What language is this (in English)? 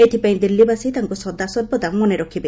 Odia